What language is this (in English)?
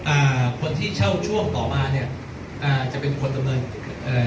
Thai